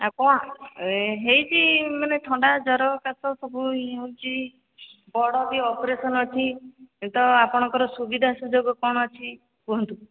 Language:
Odia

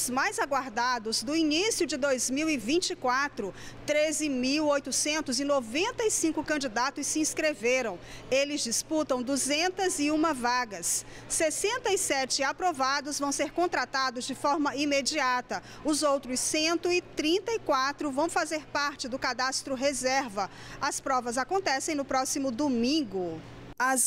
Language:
Portuguese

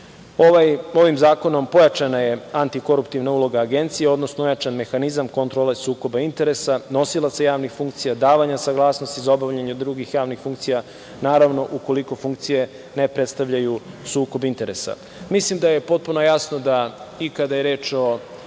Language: Serbian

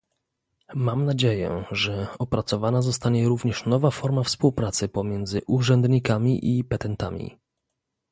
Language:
Polish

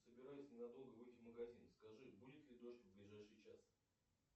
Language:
Russian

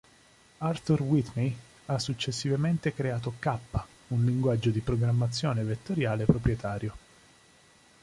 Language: Italian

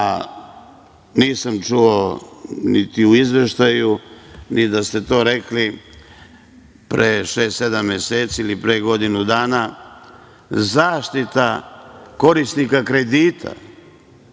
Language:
Serbian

